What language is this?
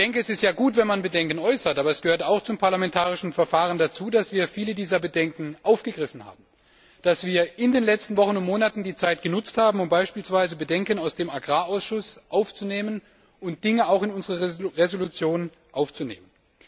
German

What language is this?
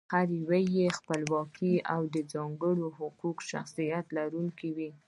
Pashto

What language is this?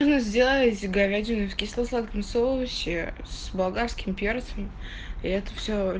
Russian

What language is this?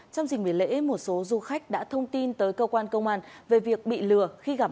Vietnamese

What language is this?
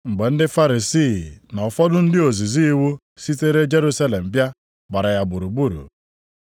Igbo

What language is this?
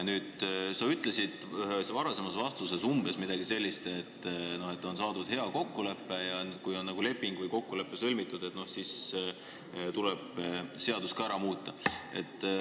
Estonian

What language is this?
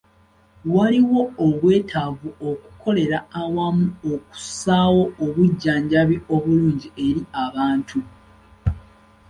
Ganda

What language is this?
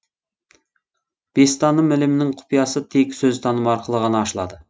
Kazakh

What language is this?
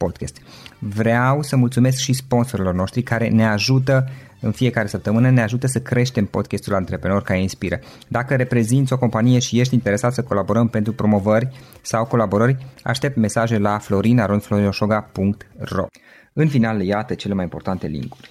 Romanian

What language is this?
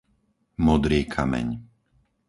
Slovak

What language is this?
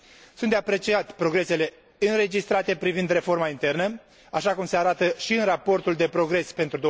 Romanian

